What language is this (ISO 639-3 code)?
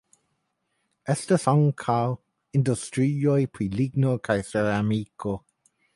epo